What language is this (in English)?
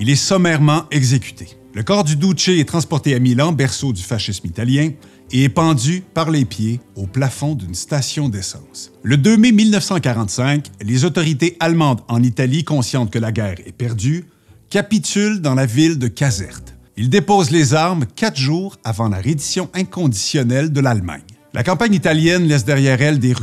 French